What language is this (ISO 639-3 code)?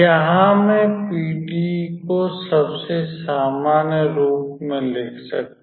hin